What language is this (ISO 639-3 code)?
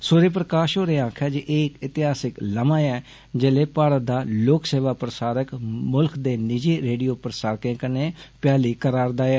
doi